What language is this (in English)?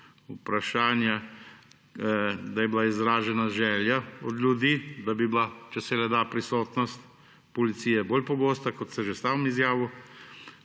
Slovenian